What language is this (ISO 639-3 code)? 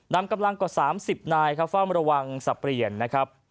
tha